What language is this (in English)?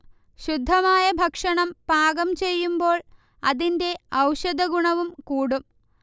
Malayalam